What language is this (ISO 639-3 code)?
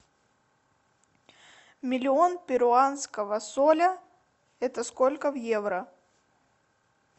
rus